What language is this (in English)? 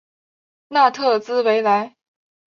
Chinese